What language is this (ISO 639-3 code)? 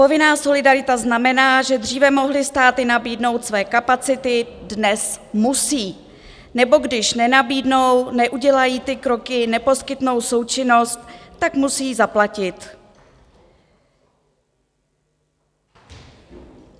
ces